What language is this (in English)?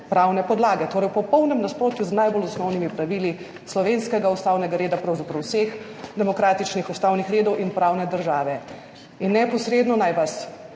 Slovenian